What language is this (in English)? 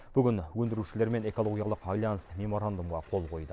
Kazakh